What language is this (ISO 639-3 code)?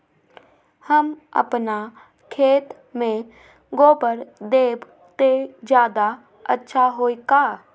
mag